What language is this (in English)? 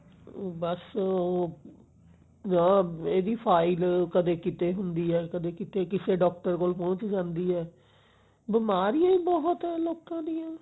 Punjabi